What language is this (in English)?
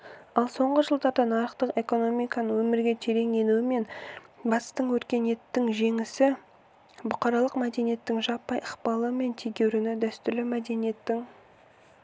Kazakh